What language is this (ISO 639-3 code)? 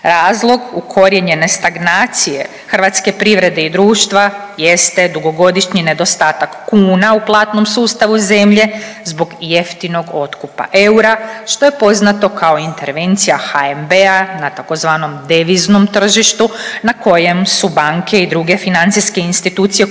hrv